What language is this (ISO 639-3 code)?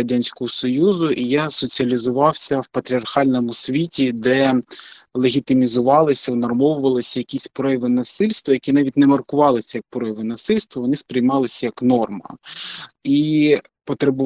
ukr